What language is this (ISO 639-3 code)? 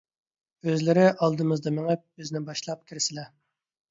uig